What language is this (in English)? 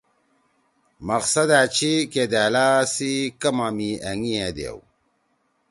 Torwali